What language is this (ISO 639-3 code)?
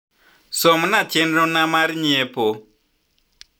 luo